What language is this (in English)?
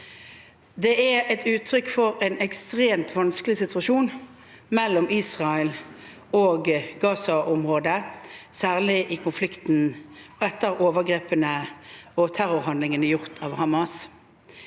Norwegian